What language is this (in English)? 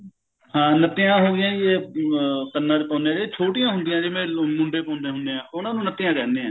Punjabi